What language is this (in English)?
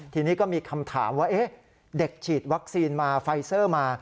Thai